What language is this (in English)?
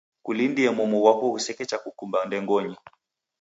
Taita